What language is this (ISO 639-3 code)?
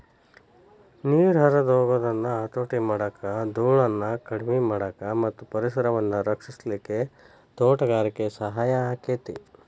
kan